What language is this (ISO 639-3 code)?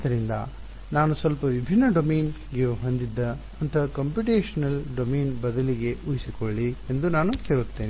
kan